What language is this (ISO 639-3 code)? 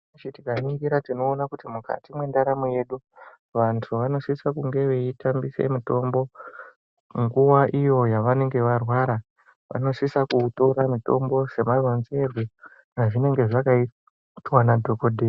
ndc